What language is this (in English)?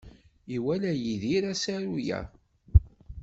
Kabyle